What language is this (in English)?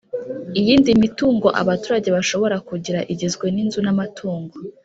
Kinyarwanda